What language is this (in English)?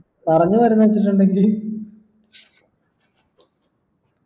Malayalam